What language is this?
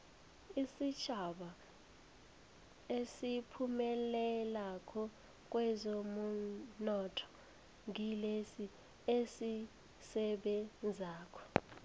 South Ndebele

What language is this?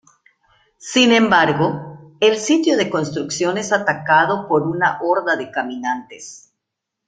Spanish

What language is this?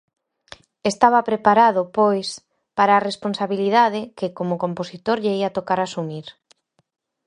Galician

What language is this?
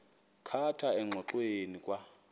Xhosa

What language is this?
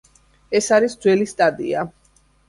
Georgian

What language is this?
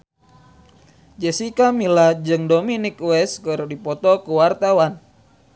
Sundanese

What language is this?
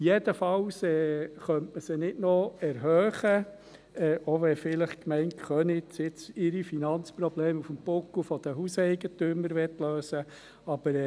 Swiss German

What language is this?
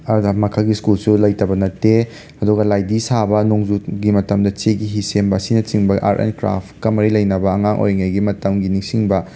Manipuri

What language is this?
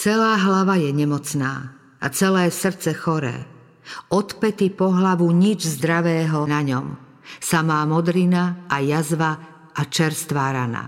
Slovak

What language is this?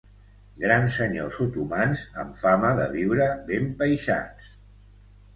Catalan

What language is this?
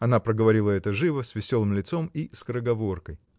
Russian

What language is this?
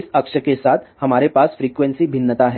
Hindi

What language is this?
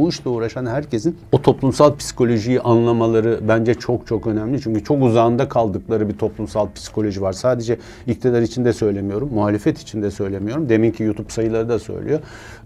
Turkish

